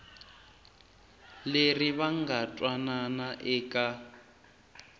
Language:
Tsonga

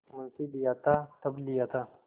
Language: Hindi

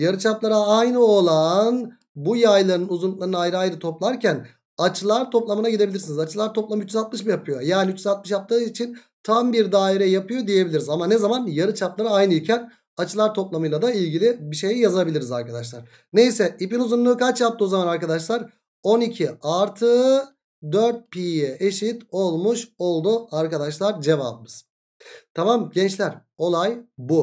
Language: Turkish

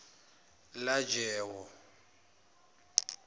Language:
Zulu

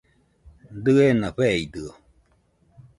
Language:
Nüpode Huitoto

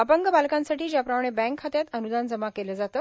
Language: Marathi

